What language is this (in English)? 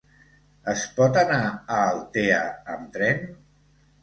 Catalan